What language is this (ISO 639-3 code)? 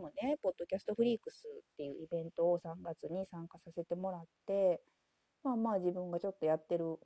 jpn